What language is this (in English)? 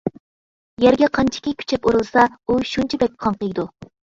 Uyghur